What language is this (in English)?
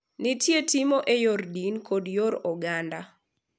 Luo (Kenya and Tanzania)